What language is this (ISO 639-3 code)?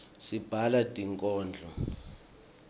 ssw